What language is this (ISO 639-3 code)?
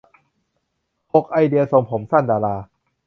tha